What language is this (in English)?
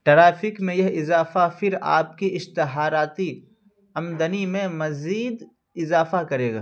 Urdu